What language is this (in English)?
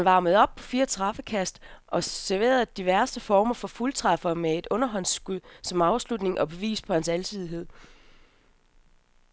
Danish